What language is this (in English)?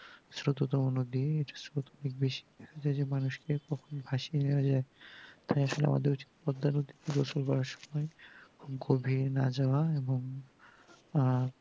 Bangla